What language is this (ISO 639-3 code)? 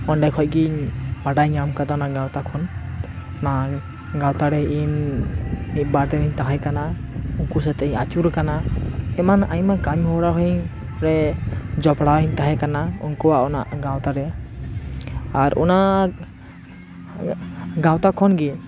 sat